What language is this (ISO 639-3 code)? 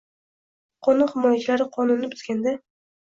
uzb